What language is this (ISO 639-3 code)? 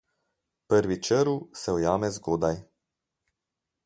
slv